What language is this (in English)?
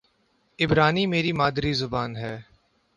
Urdu